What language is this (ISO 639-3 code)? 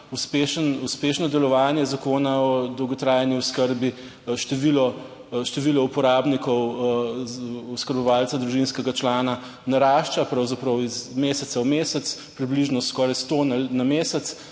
slv